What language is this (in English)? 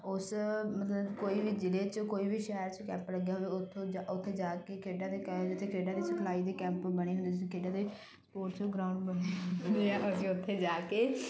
Punjabi